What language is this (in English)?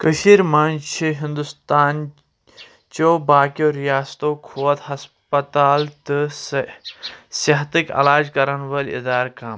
Kashmiri